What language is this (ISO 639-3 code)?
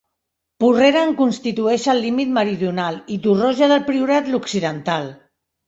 cat